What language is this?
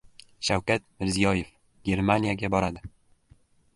Uzbek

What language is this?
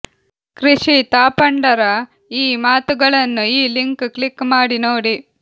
Kannada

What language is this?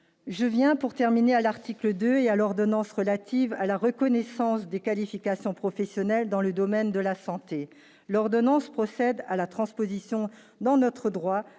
French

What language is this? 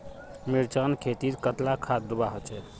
Magahi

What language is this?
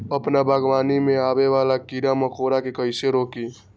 Magahi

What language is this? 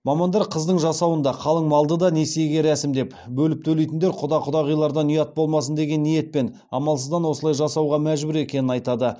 Kazakh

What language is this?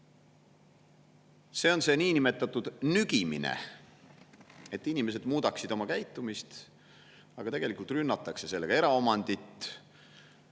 Estonian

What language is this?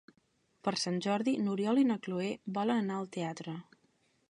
Catalan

